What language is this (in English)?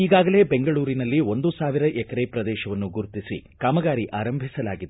Kannada